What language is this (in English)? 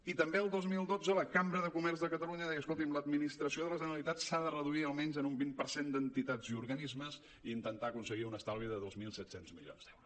Catalan